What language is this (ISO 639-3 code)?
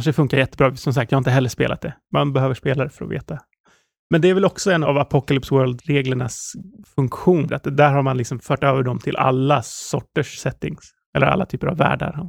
swe